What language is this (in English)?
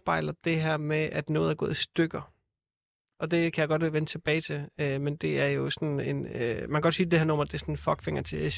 Danish